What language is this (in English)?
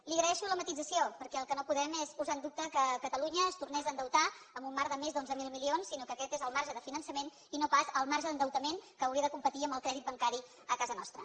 Catalan